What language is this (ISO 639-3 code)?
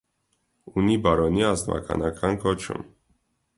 hye